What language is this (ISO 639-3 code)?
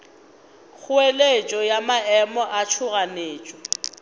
nso